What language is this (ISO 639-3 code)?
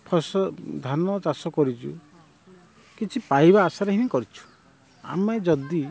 ori